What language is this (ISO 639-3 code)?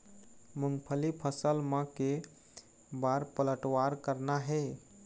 hne